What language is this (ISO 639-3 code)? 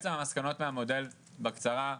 heb